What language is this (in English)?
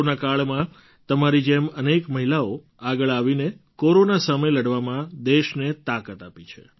Gujarati